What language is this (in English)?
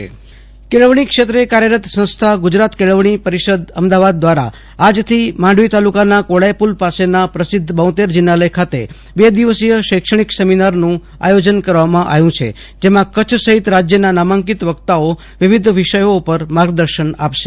Gujarati